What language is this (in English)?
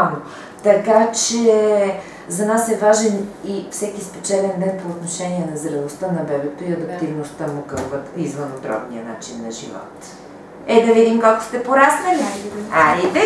Bulgarian